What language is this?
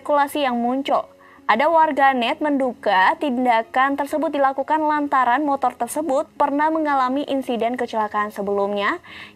Indonesian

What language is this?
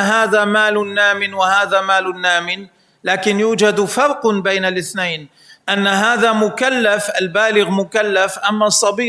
Arabic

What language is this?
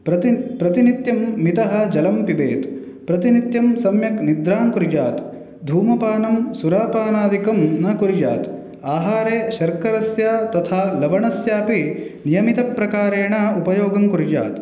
Sanskrit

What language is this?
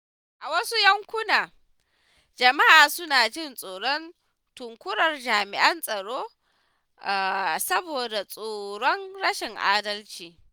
Hausa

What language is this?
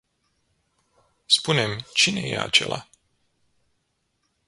Romanian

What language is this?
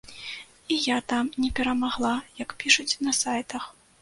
Belarusian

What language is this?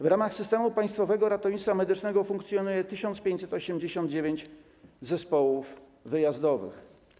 Polish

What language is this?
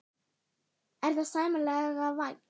Icelandic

